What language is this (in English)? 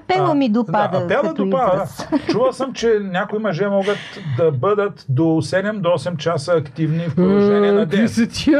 Bulgarian